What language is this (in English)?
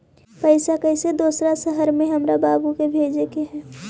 Magahi